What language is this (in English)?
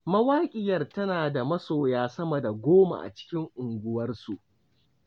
Hausa